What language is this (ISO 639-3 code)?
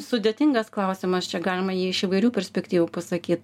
lit